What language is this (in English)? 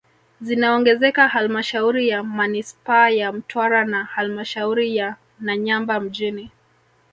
Swahili